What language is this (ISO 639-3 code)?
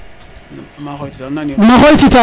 srr